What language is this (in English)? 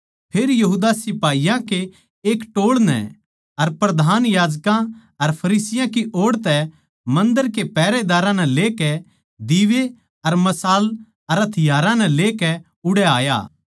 Haryanvi